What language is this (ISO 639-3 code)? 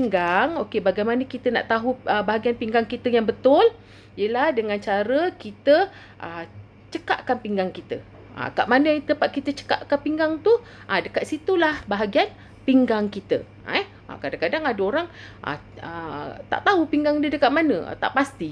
msa